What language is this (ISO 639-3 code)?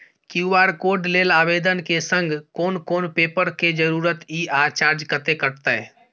mai